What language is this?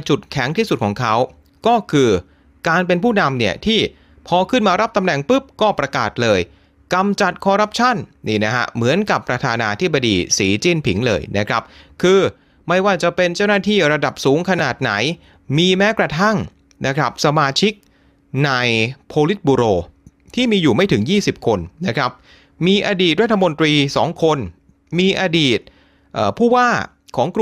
Thai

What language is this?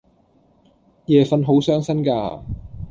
Cantonese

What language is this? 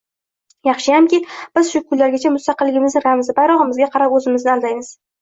Uzbek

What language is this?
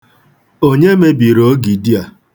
Igbo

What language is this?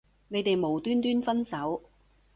Cantonese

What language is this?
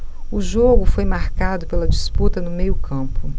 Portuguese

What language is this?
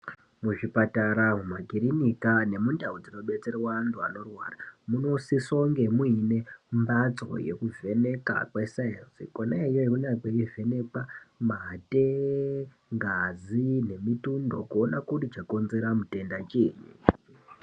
Ndau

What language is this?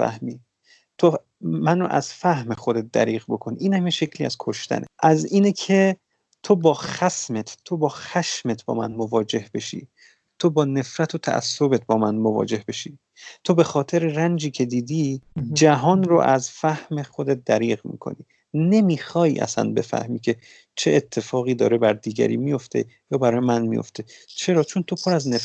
Persian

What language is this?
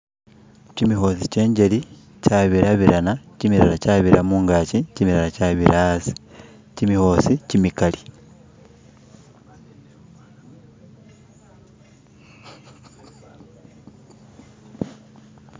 Masaaba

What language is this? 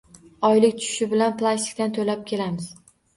Uzbek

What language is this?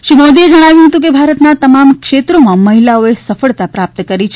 Gujarati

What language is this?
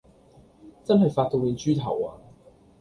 Cantonese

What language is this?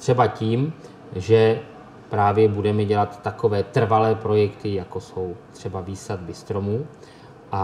Czech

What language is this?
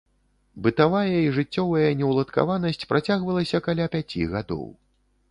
Belarusian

